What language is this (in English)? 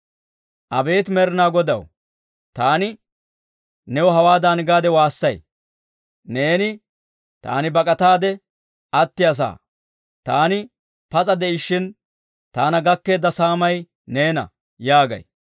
Dawro